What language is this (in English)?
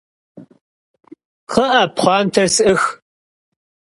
Kabardian